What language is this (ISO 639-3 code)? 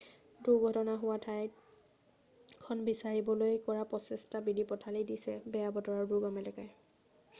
asm